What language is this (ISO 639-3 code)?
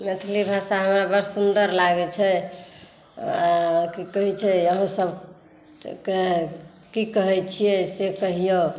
mai